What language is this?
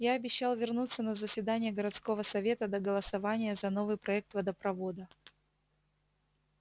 Russian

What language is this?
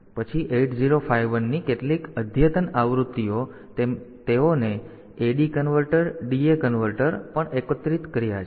Gujarati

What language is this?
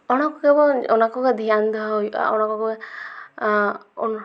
Santali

